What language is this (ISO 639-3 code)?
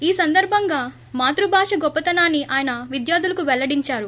tel